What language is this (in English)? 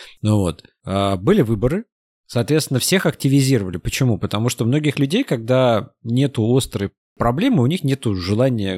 Russian